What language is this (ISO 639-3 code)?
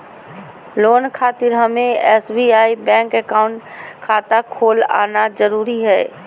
mag